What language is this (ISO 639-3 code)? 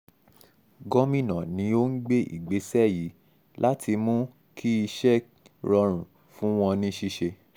yor